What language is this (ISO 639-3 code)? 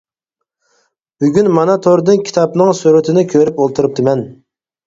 uig